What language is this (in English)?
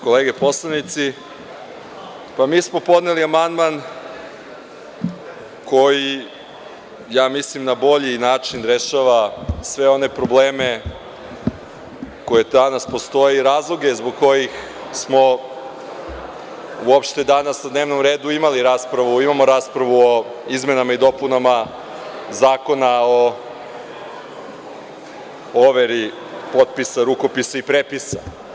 Serbian